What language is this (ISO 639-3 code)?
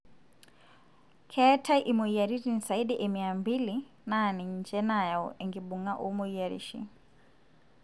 mas